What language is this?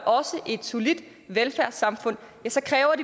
Danish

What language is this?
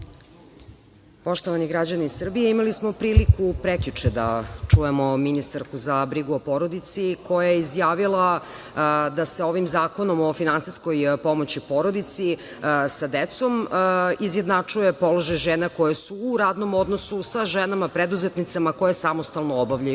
Serbian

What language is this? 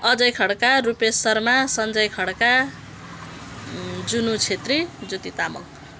Nepali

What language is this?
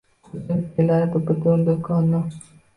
Uzbek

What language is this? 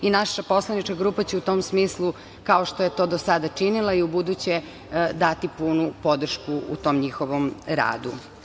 Serbian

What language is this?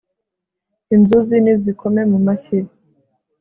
Kinyarwanda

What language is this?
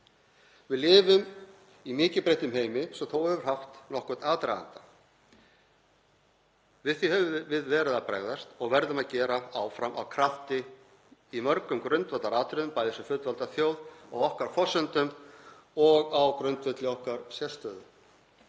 Icelandic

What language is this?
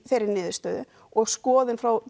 Icelandic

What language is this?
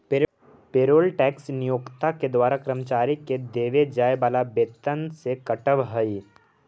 Magahi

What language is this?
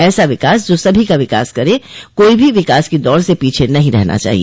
Hindi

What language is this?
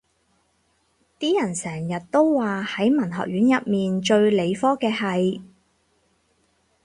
Cantonese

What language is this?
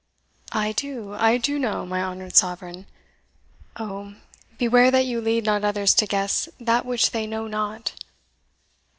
English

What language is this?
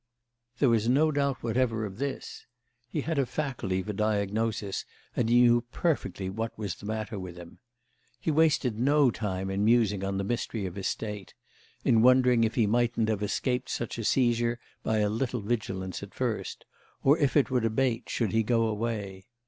English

